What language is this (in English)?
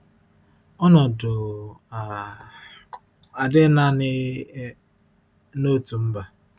Igbo